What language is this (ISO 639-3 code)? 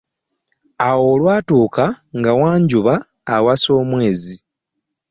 lug